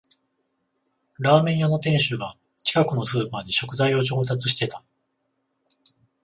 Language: Japanese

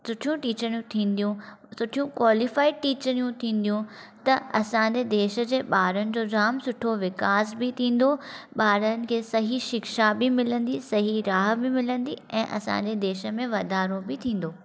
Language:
Sindhi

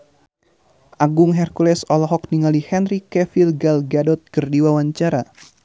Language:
Sundanese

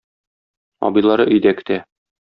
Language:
Tatar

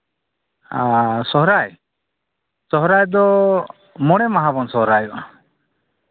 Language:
Santali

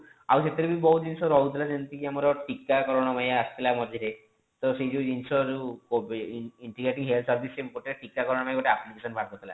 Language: Odia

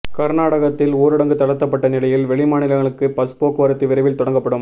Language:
Tamil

